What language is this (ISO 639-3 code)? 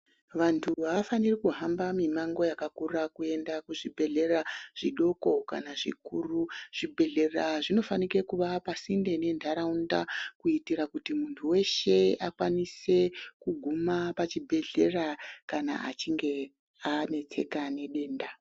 ndc